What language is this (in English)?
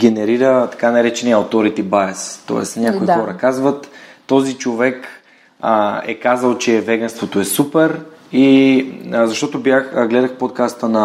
Bulgarian